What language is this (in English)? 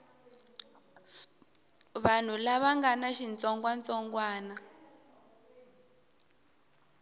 Tsonga